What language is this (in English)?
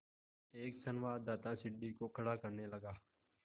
Hindi